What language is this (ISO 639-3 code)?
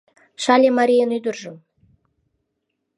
chm